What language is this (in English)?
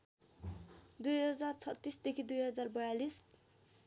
Nepali